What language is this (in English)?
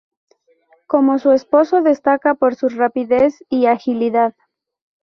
Spanish